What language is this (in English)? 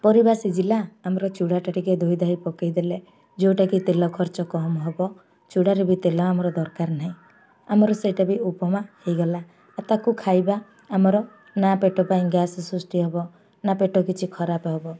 Odia